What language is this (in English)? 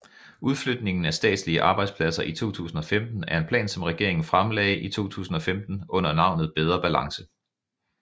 Danish